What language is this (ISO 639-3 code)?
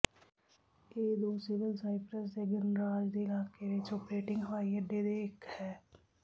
pan